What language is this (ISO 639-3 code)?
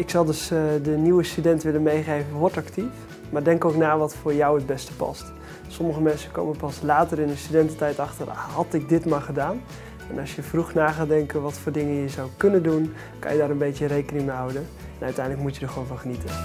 nld